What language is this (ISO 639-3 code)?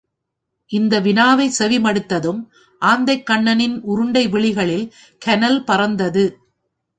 tam